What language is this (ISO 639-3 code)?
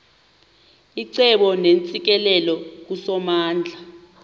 xho